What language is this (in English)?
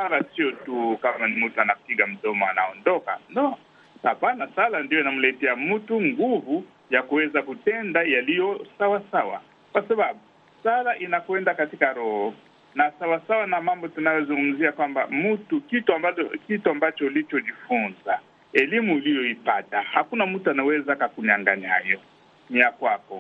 Swahili